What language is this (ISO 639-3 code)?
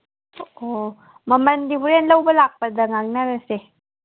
mni